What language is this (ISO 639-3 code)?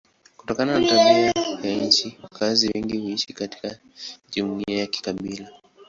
swa